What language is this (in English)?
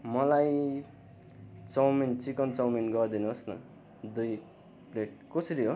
Nepali